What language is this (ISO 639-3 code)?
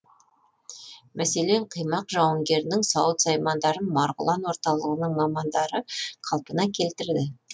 kaz